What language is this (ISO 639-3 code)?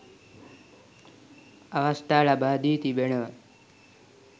sin